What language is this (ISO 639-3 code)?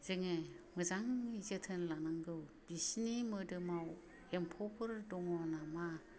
brx